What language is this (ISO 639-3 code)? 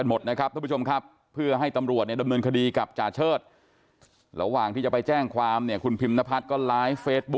tha